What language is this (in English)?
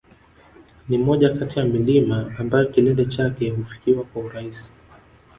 Swahili